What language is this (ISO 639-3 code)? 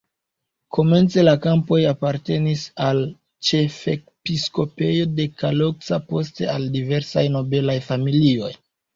epo